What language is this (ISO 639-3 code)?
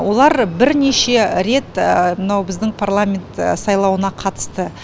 kaz